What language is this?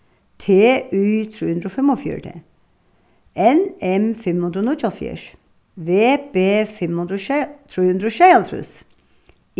Faroese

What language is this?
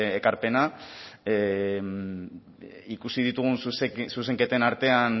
Basque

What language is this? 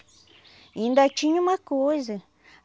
Portuguese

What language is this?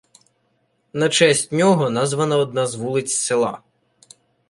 Ukrainian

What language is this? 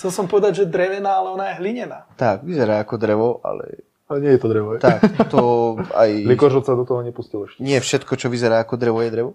Slovak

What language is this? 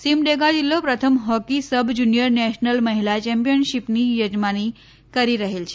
Gujarati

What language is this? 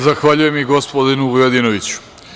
Serbian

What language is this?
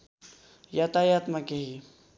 Nepali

